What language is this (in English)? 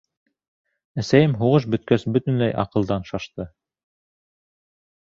Bashkir